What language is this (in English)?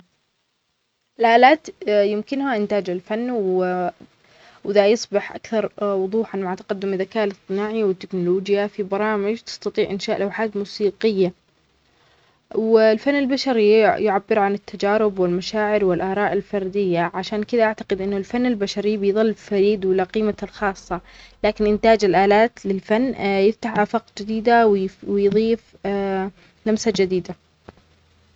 Omani Arabic